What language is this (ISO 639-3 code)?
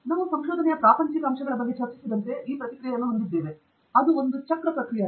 kan